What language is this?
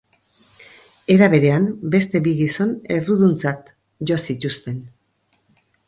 Basque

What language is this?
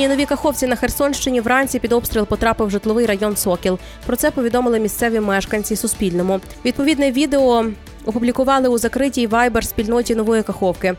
Ukrainian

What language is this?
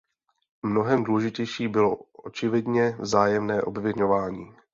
Czech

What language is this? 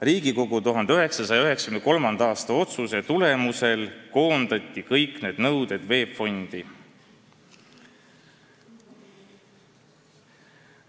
Estonian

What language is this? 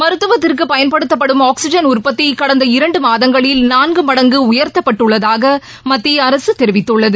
Tamil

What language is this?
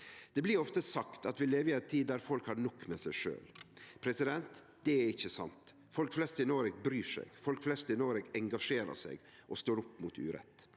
Norwegian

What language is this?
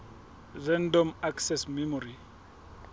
Southern Sotho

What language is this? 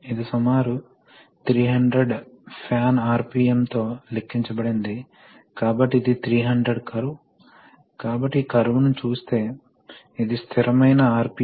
Telugu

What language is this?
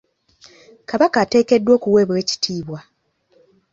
Ganda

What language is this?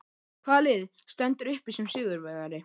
Icelandic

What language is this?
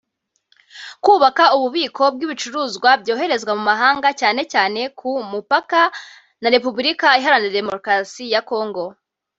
Kinyarwanda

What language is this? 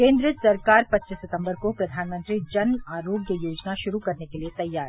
Hindi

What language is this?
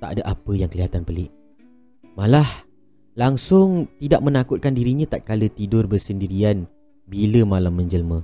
Malay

